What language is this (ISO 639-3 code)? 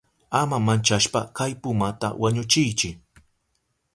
qup